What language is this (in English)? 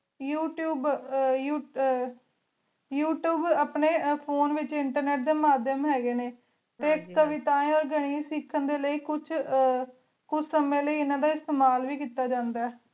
Punjabi